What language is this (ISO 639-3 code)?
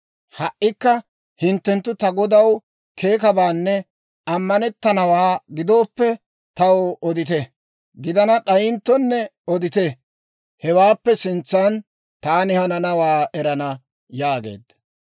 dwr